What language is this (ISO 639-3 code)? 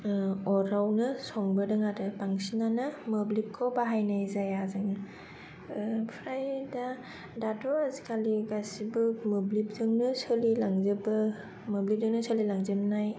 brx